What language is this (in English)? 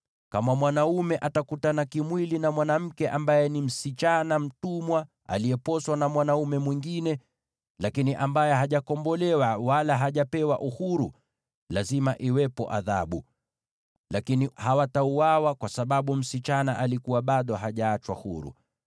Swahili